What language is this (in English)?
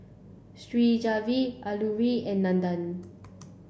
English